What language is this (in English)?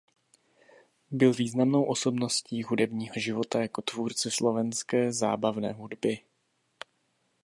Czech